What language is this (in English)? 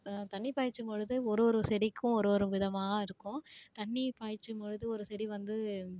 Tamil